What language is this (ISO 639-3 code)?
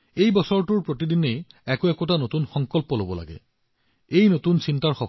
asm